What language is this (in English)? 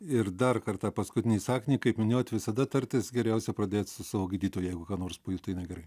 Lithuanian